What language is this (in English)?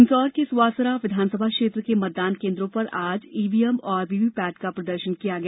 Hindi